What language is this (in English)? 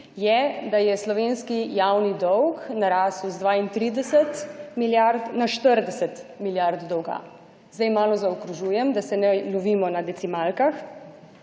Slovenian